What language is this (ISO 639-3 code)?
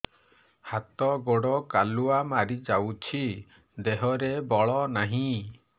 ori